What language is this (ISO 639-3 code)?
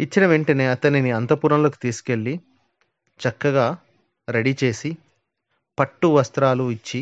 tel